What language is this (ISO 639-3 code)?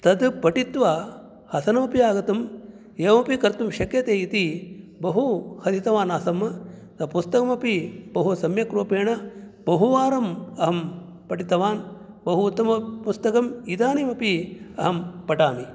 san